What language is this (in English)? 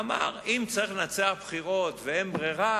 Hebrew